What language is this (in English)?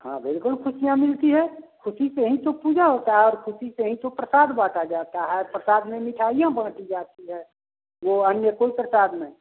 Hindi